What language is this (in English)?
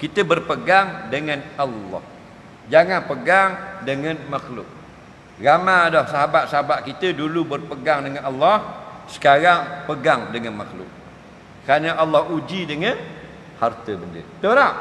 Malay